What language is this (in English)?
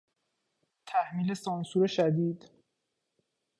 Persian